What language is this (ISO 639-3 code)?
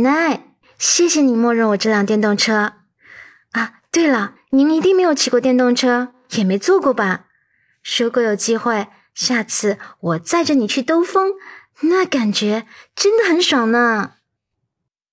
zho